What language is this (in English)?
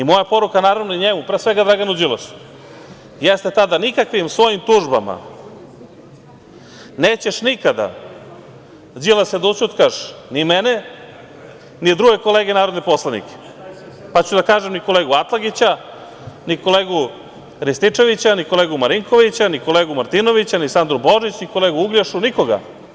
Serbian